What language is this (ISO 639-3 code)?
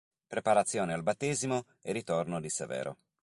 ita